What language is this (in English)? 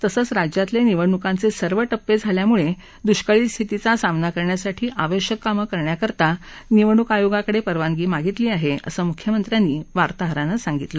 Marathi